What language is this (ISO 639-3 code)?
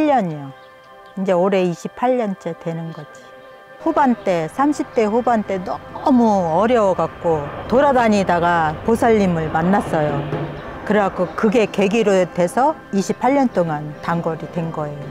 kor